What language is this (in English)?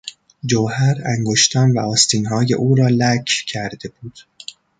Persian